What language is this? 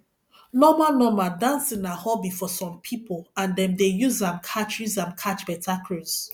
Nigerian Pidgin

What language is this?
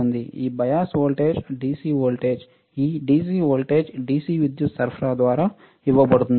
Telugu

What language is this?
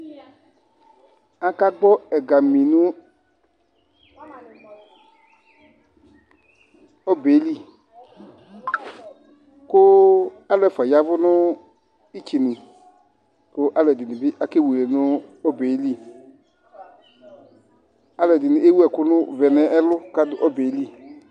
Ikposo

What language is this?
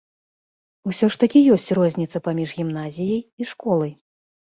Belarusian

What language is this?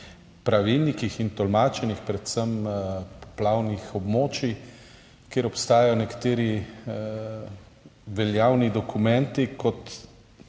Slovenian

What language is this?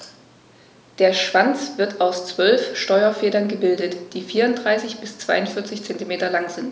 German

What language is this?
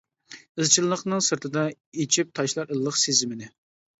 Uyghur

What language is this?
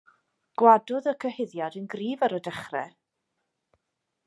Welsh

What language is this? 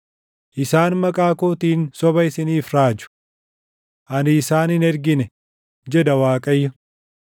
Oromo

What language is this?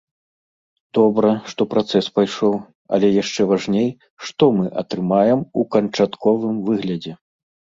Belarusian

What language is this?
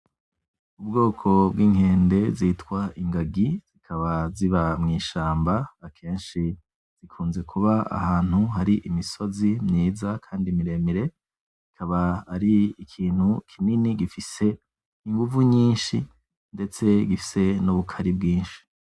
Rundi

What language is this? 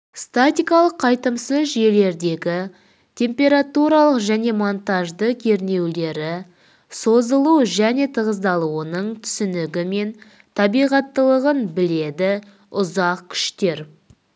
Kazakh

